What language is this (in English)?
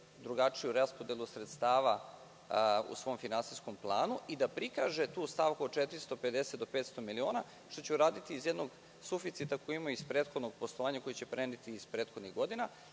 Serbian